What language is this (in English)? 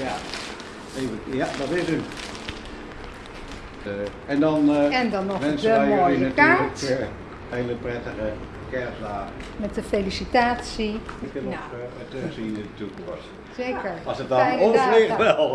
Dutch